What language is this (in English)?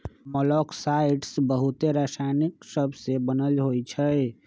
Magahi